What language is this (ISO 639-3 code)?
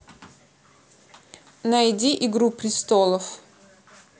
rus